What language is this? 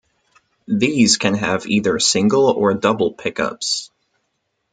English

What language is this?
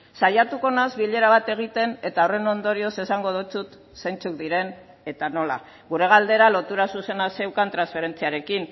Basque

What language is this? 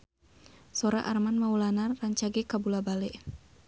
Sundanese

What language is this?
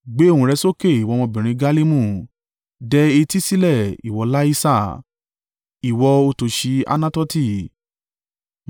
Yoruba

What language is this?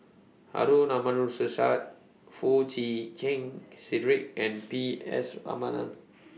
English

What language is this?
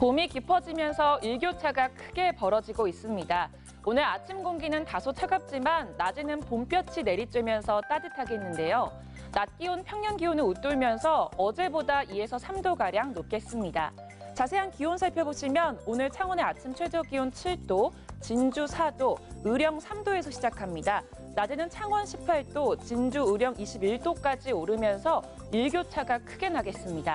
Korean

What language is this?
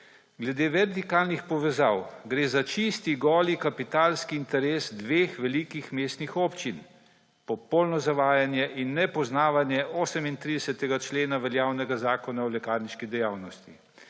Slovenian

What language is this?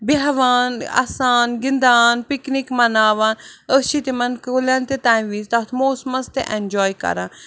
Kashmiri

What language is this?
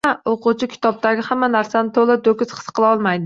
Uzbek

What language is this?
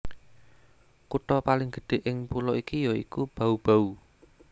Javanese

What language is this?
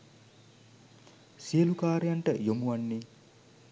Sinhala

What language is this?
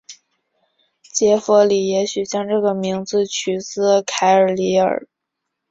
Chinese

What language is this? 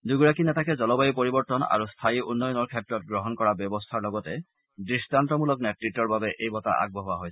Assamese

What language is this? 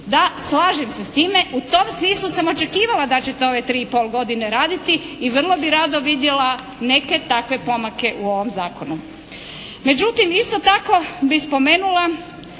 Croatian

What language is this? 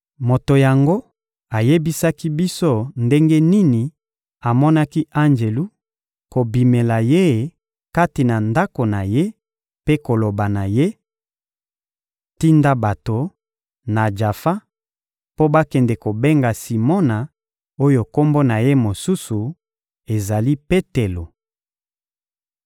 Lingala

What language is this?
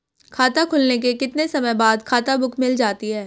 Hindi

